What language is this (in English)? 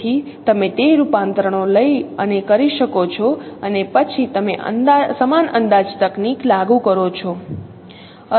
Gujarati